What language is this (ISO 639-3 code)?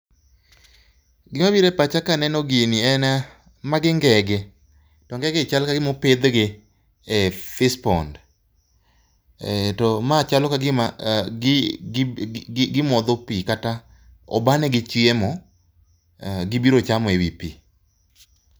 luo